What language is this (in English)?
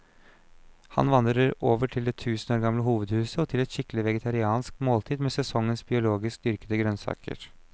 Norwegian